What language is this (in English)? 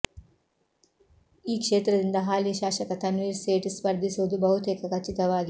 Kannada